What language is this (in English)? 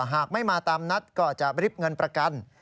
Thai